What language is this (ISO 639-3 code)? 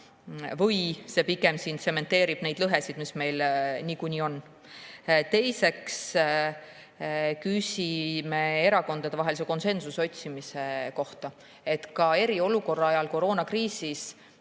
est